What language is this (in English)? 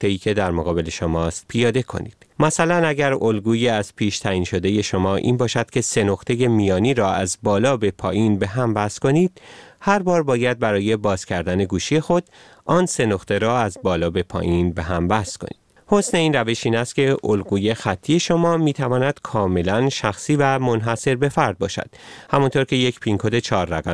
Persian